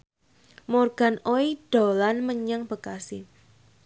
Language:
Javanese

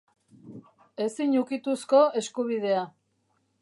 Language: Basque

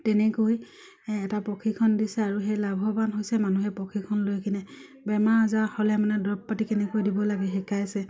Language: Assamese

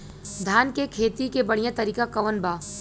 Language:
Bhojpuri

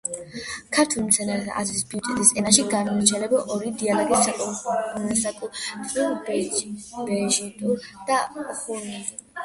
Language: Georgian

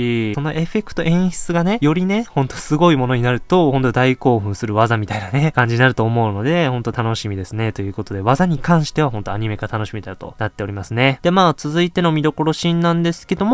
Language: Japanese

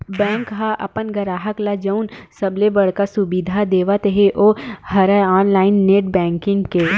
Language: Chhattisgarhi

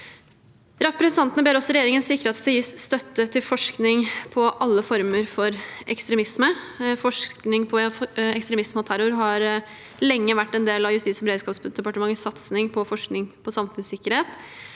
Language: Norwegian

